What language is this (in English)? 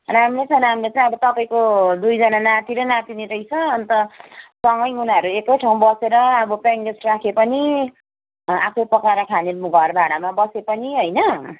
Nepali